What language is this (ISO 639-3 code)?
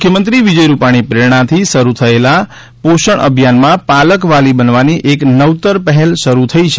guj